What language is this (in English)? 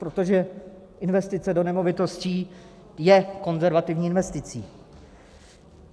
Czech